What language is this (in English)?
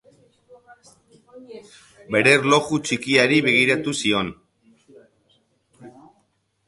Basque